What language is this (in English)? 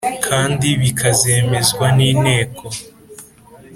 Kinyarwanda